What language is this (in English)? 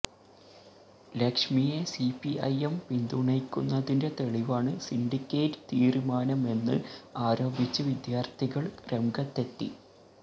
Malayalam